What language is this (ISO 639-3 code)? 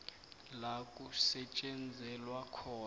nbl